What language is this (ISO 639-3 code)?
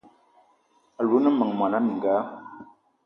eto